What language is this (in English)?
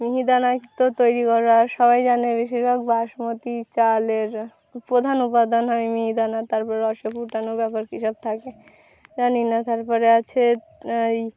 Bangla